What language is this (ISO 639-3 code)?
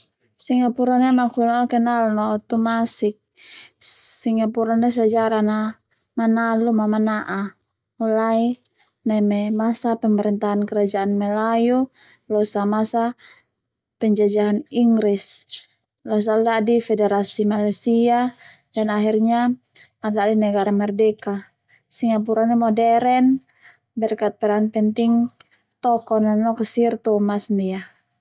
twu